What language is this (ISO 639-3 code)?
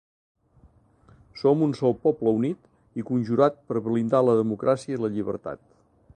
cat